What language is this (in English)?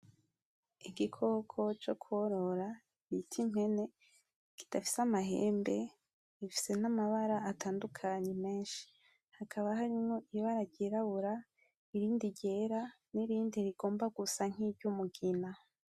Rundi